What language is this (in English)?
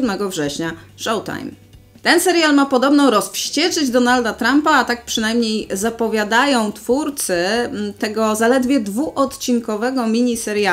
Polish